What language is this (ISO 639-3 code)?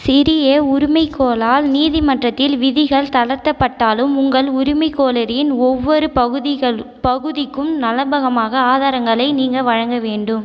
tam